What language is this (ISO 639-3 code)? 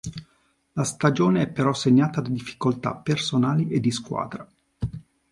ita